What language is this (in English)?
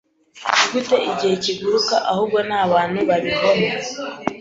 Kinyarwanda